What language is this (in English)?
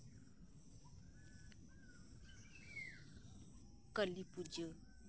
Santali